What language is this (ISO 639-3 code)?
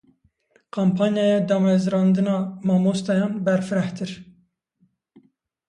kur